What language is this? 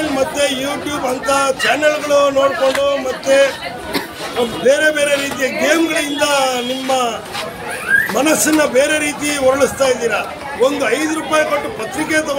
Arabic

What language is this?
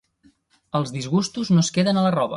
Catalan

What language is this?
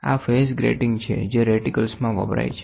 Gujarati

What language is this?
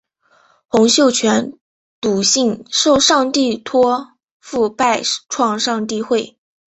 Chinese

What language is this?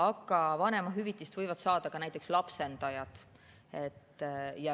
Estonian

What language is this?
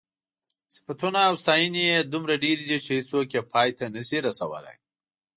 Pashto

